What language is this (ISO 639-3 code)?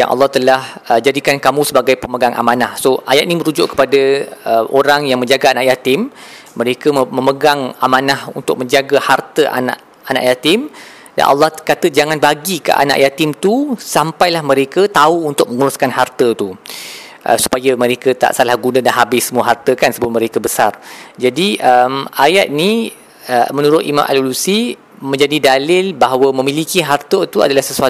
msa